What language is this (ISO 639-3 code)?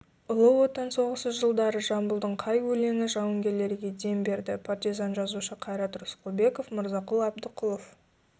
kaz